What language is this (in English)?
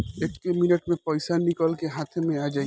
Bhojpuri